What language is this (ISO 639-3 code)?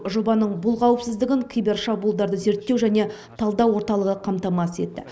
kaz